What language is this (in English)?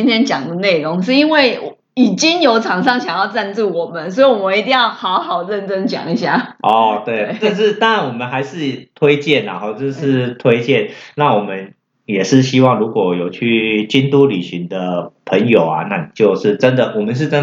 Chinese